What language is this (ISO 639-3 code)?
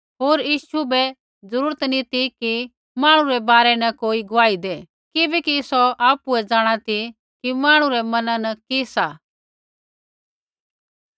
kfx